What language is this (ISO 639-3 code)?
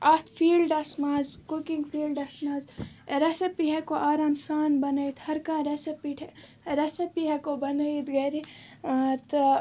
kas